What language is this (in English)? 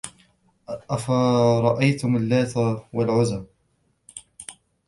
Arabic